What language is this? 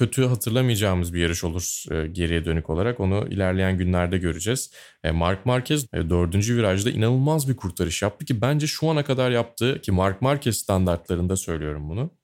Turkish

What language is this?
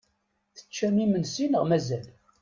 Kabyle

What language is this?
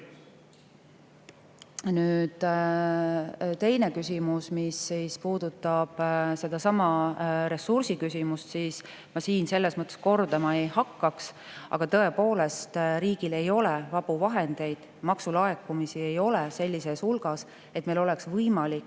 Estonian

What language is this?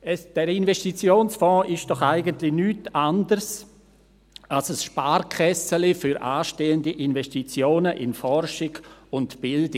Swiss German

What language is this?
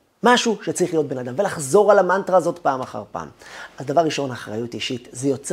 Hebrew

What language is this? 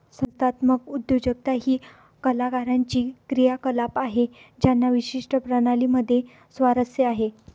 Marathi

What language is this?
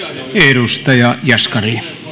Finnish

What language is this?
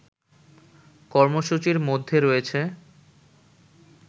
Bangla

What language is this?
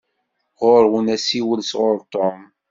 Kabyle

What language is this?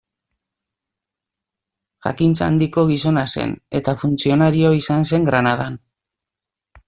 Basque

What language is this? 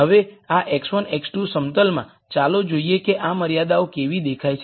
Gujarati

